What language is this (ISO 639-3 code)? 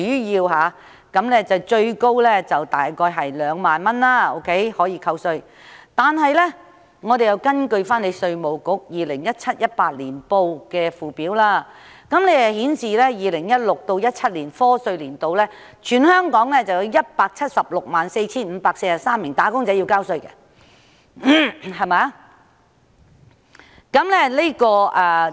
yue